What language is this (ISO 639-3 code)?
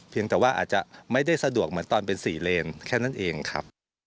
tha